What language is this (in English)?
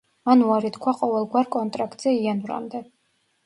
Georgian